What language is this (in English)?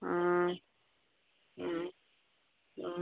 Manipuri